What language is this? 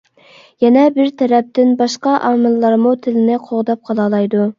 Uyghur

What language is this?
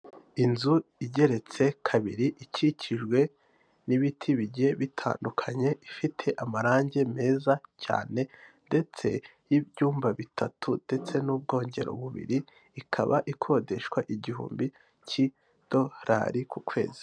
Kinyarwanda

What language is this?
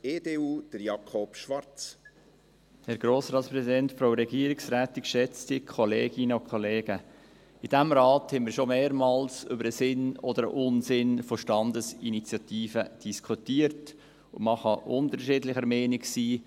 Swiss German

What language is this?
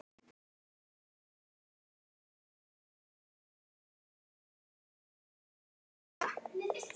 Icelandic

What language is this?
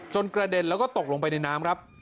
Thai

